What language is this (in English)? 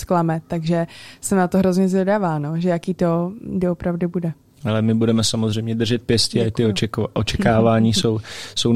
Czech